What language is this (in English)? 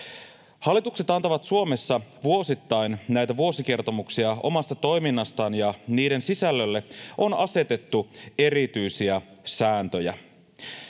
Finnish